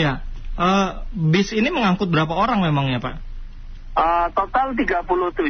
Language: Indonesian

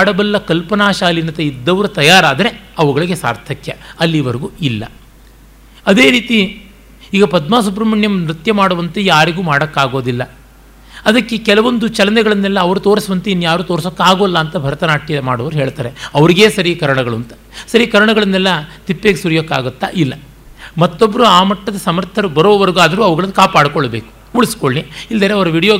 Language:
Kannada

